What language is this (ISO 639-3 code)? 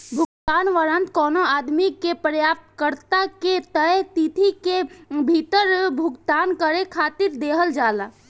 bho